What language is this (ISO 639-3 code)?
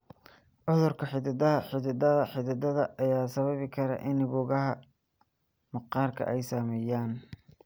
som